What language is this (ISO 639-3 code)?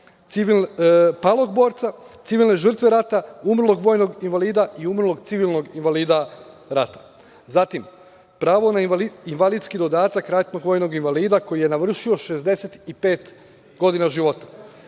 srp